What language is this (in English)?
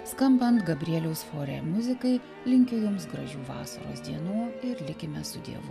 Lithuanian